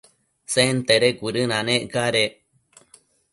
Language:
Matsés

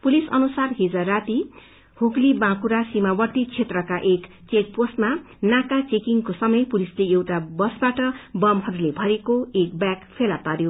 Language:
Nepali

